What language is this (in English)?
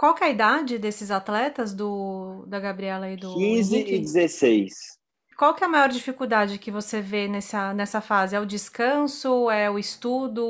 Portuguese